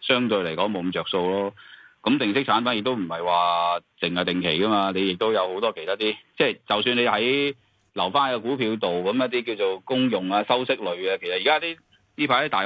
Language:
Chinese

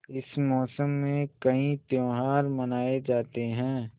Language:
Hindi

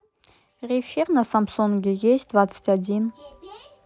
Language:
Russian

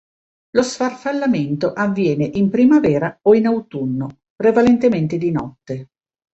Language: Italian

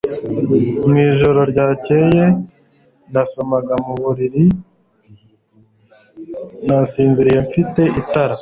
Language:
Kinyarwanda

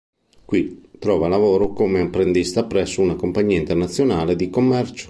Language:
Italian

